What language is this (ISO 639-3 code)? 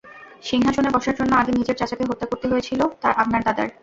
ben